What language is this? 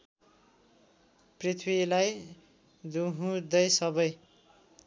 Nepali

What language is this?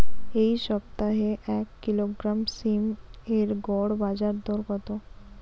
Bangla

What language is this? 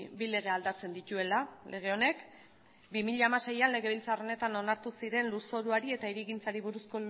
Basque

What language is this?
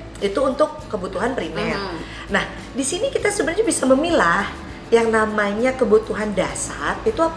Indonesian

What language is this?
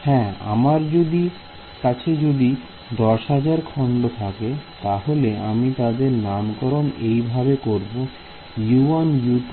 Bangla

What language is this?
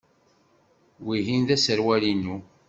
Kabyle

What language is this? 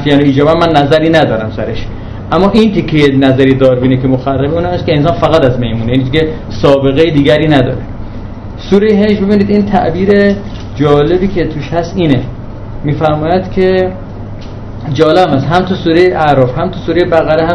Persian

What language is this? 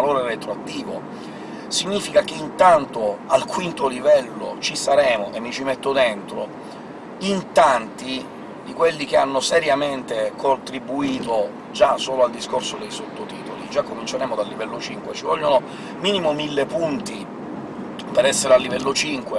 Italian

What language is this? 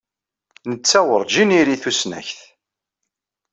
Kabyle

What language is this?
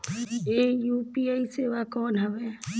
Chhattisgarhi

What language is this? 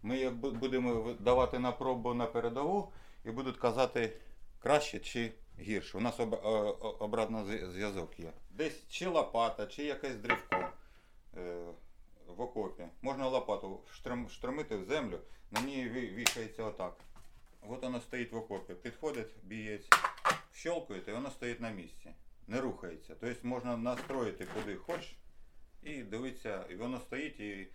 Ukrainian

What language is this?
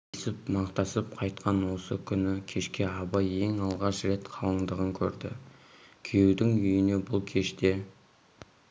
Kazakh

